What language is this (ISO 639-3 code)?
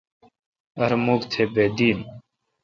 xka